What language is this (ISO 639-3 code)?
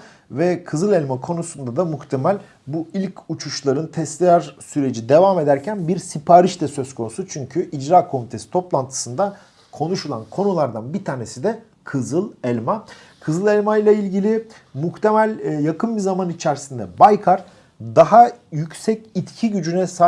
tur